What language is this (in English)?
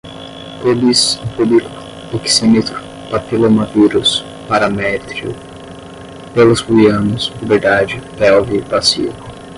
Portuguese